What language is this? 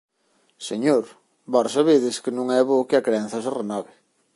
Galician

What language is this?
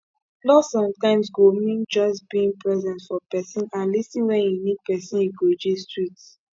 Nigerian Pidgin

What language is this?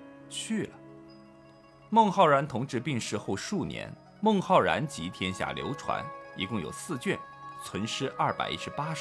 Chinese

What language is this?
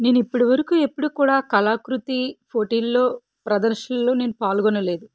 Telugu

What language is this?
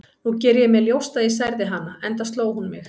Icelandic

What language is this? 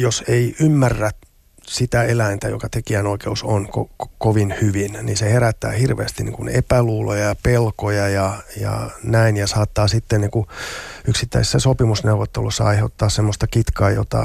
Finnish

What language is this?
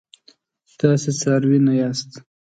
Pashto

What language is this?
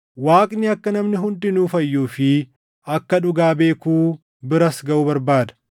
Oromo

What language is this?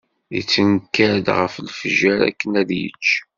Kabyle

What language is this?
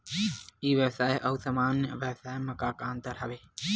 Chhattisgarhi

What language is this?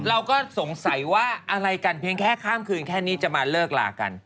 Thai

